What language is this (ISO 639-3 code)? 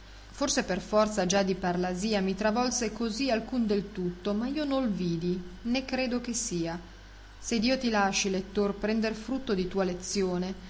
ita